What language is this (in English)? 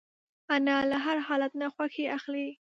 Pashto